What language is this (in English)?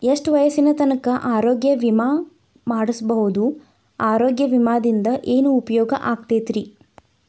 Kannada